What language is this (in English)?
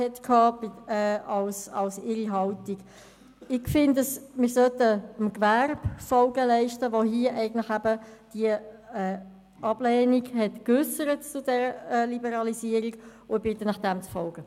Swiss German